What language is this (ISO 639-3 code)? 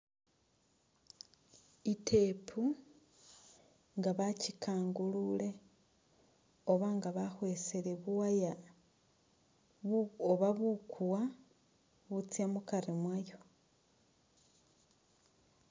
myx